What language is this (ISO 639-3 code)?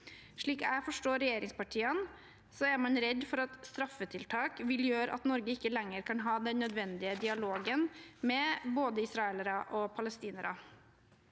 nor